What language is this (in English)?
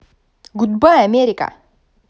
Russian